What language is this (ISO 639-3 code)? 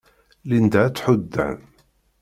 kab